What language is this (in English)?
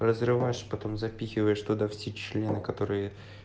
Russian